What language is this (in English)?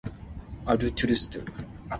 Min Nan Chinese